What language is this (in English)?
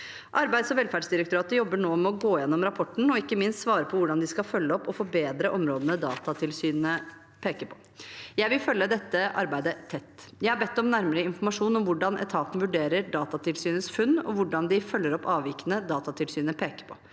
Norwegian